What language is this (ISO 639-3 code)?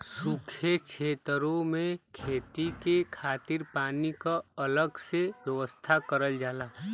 bho